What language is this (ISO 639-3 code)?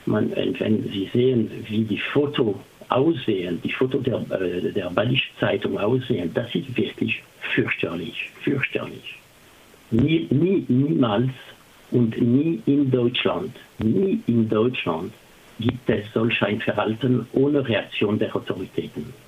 deu